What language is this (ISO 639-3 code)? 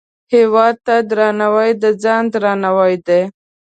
pus